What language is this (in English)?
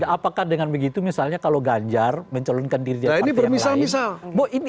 Indonesian